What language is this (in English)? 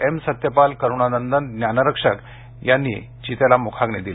Marathi